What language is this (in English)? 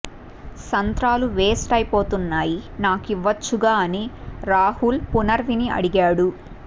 Telugu